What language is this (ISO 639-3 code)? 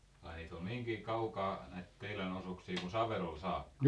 fin